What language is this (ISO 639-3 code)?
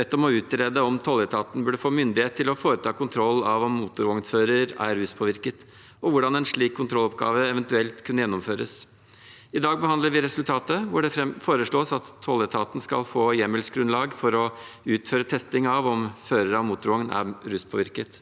nor